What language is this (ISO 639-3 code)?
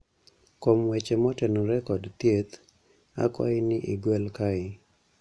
luo